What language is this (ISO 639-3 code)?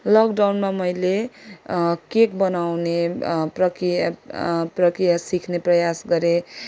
nep